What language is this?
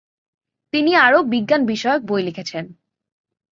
Bangla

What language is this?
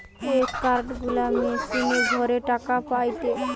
Bangla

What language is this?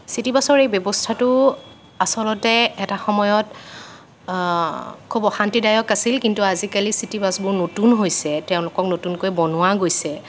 Assamese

